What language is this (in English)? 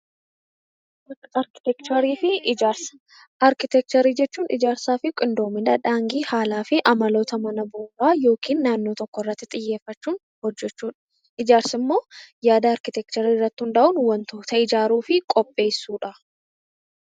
Oromo